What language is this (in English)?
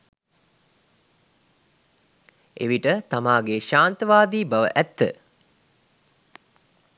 Sinhala